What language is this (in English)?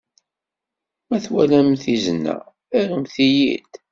Kabyle